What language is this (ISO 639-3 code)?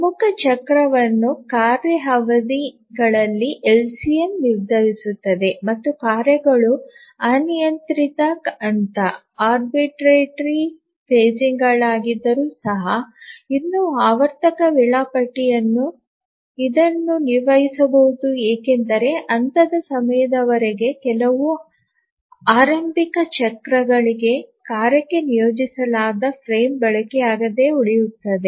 kan